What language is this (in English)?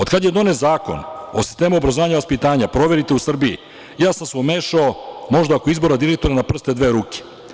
Serbian